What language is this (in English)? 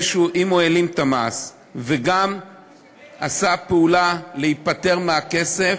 Hebrew